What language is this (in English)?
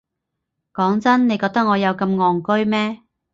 Cantonese